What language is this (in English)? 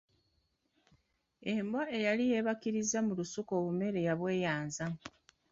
Ganda